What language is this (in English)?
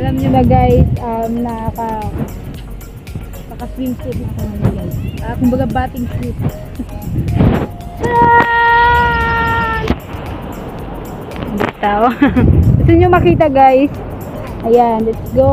Filipino